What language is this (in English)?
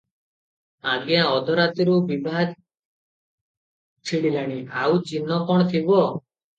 Odia